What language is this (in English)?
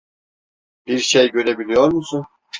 Turkish